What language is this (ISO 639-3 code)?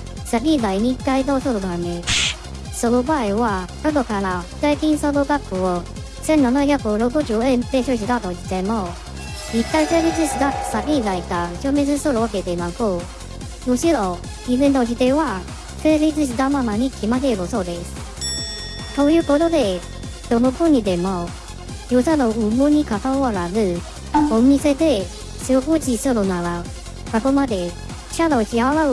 jpn